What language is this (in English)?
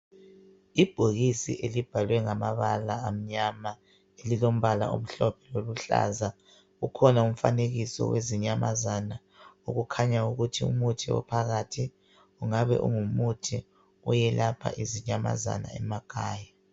North Ndebele